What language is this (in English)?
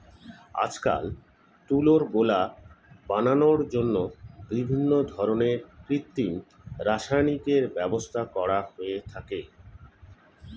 Bangla